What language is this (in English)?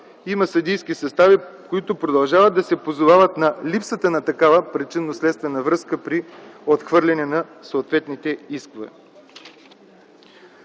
Bulgarian